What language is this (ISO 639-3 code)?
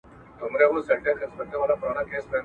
pus